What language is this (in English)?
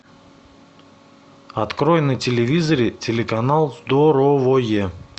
Russian